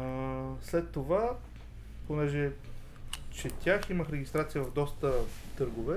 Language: Bulgarian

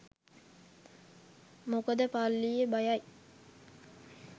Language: Sinhala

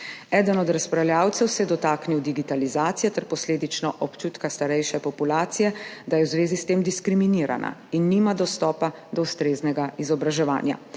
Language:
Slovenian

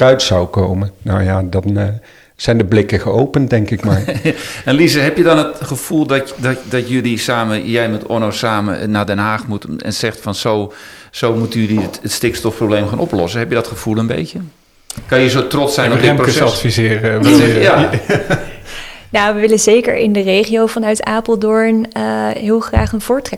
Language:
Dutch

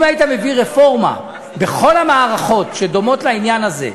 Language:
Hebrew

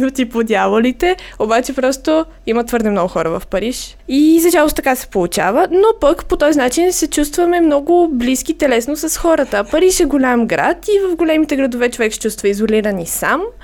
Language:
Bulgarian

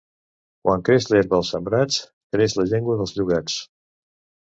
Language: Catalan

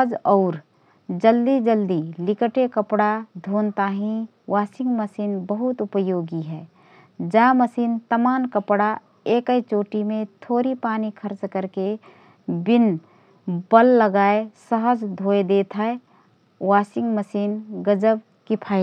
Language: Rana Tharu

